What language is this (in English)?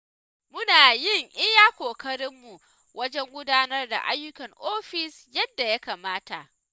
Hausa